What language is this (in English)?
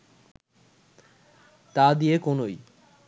Bangla